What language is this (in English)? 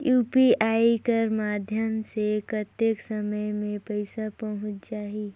Chhattisgarhi